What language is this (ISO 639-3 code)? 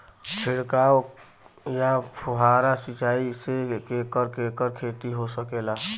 bho